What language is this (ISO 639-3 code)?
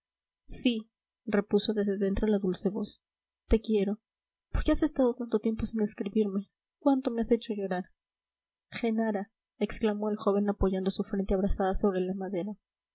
spa